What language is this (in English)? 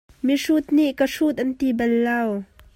Hakha Chin